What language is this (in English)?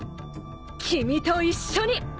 Japanese